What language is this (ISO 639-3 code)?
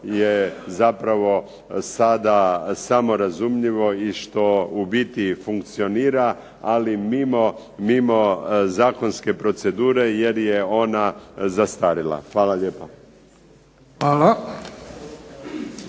hrv